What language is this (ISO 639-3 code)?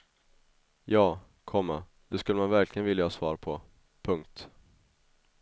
swe